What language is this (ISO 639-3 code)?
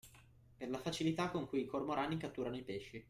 ita